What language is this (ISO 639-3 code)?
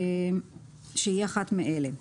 heb